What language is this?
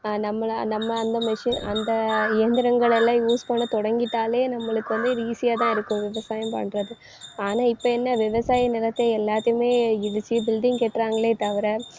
Tamil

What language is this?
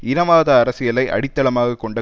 Tamil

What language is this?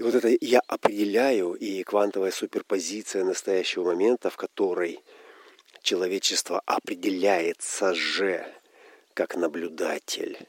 Russian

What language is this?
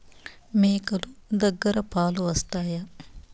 Telugu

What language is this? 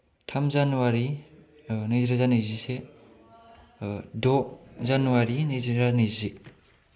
Bodo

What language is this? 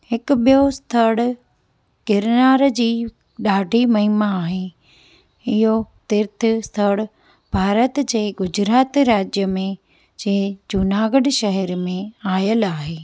Sindhi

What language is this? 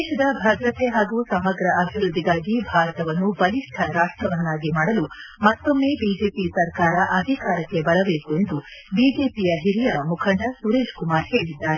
Kannada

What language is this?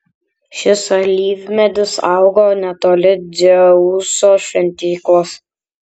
Lithuanian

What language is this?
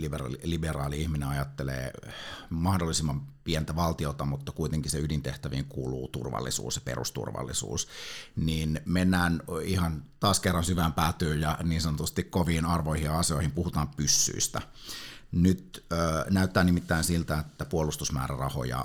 Finnish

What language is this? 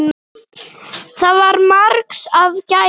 Icelandic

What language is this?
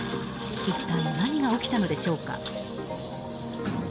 Japanese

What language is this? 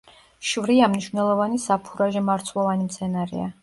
Georgian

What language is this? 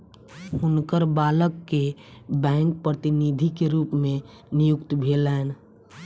Maithili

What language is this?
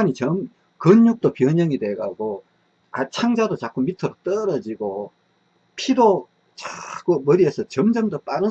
Korean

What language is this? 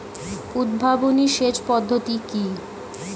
Bangla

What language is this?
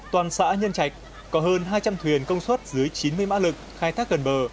Vietnamese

